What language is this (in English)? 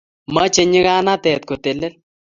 Kalenjin